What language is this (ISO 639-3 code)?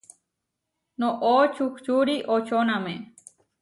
var